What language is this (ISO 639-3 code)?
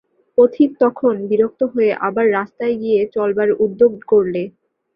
ben